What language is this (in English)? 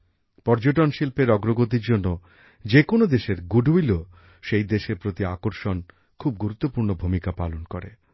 Bangla